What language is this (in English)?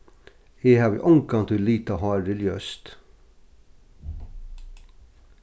Faroese